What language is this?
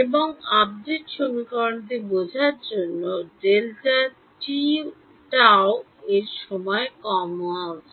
Bangla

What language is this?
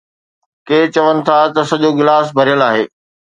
Sindhi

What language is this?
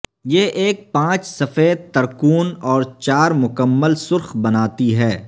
Urdu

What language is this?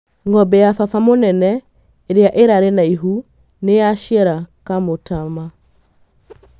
Kikuyu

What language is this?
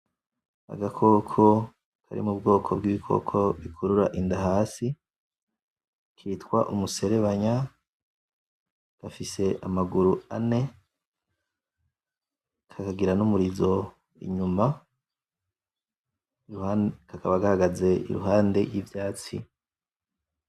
Rundi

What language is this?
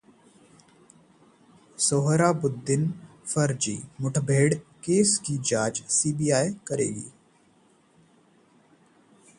Hindi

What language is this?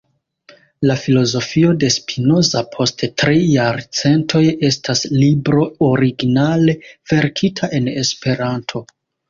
Esperanto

